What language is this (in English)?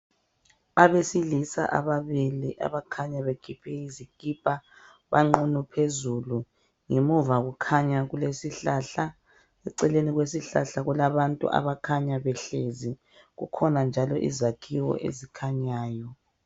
North Ndebele